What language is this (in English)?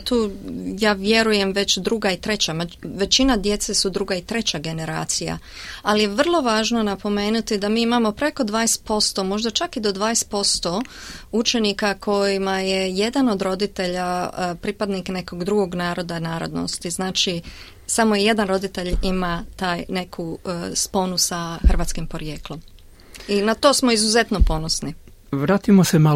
Croatian